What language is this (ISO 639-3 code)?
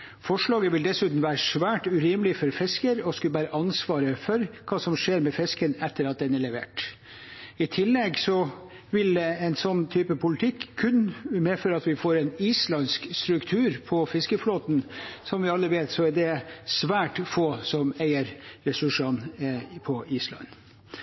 nob